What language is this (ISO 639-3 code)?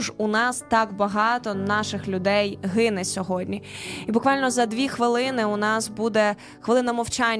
ukr